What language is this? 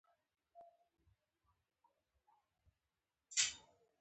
Pashto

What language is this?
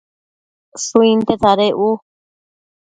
Matsés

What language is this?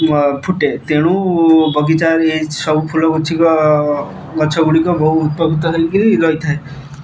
Odia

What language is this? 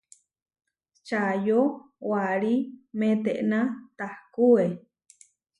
Huarijio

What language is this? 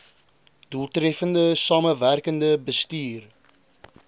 Afrikaans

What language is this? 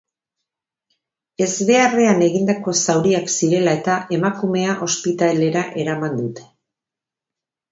Basque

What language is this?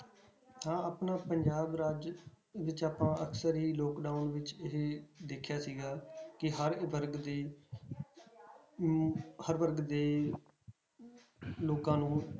Punjabi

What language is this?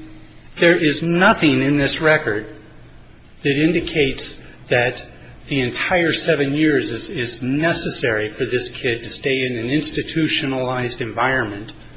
English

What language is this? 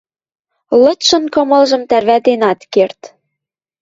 Western Mari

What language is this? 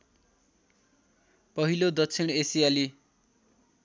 Nepali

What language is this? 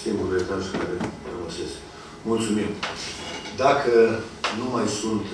Romanian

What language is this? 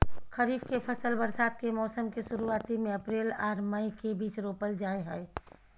Maithili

